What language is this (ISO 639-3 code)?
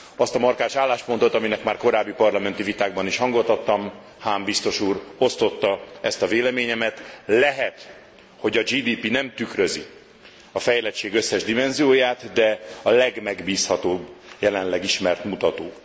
hun